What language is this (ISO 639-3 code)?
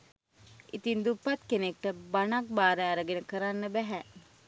sin